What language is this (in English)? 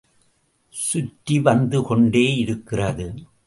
Tamil